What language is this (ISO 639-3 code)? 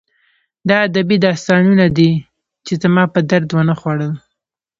pus